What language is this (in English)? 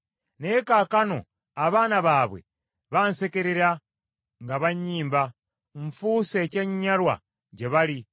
Ganda